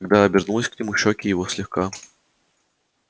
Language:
Russian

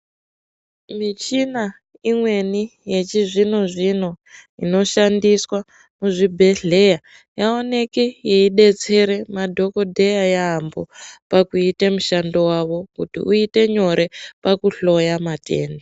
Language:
Ndau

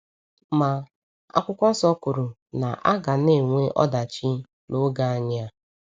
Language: Igbo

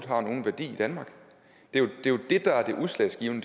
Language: Danish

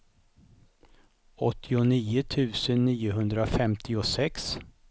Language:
Swedish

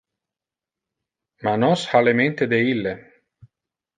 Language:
Interlingua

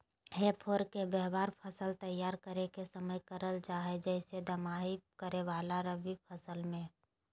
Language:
Magahi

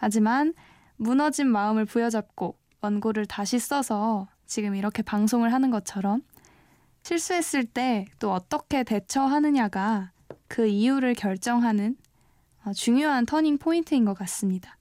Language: Korean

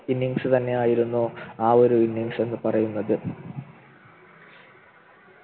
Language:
Malayalam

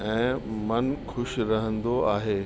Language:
Sindhi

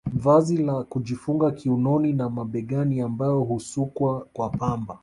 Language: Swahili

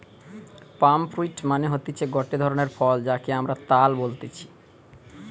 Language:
Bangla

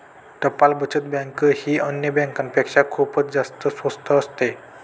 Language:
Marathi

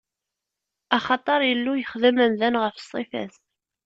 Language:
Kabyle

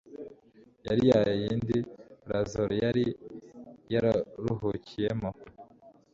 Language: Kinyarwanda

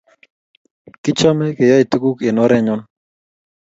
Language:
Kalenjin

